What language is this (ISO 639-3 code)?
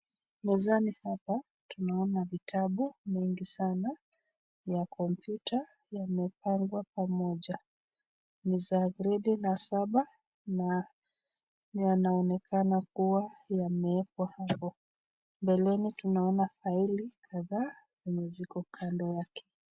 swa